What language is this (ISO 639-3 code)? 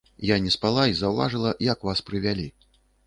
bel